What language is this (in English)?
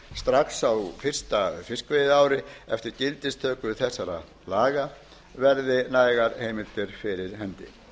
Icelandic